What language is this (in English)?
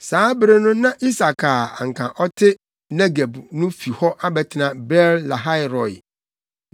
Akan